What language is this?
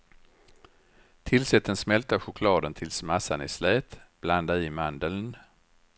Swedish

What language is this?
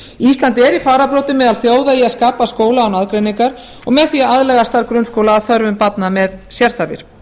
Icelandic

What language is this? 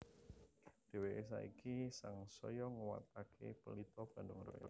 Javanese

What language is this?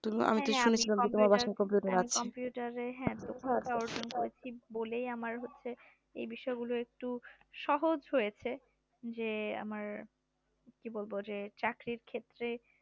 Bangla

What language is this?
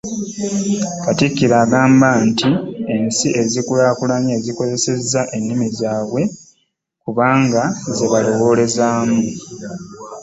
Ganda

